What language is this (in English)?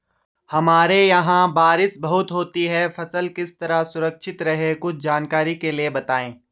Hindi